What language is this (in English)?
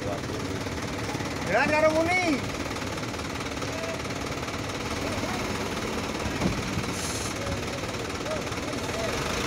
Spanish